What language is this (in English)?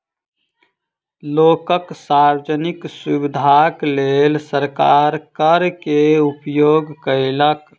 Maithili